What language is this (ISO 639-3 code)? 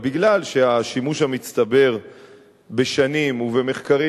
heb